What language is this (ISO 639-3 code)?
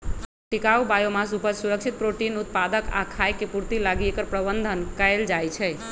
mag